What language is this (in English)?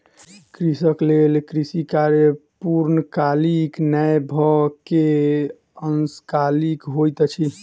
Maithili